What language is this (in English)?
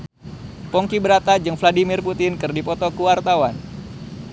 Sundanese